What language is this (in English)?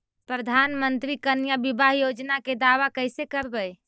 Magahi